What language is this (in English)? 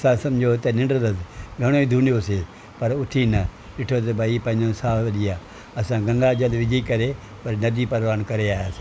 Sindhi